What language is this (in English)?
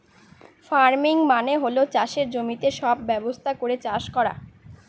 Bangla